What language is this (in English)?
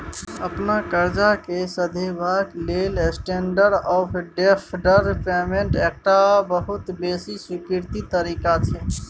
Maithili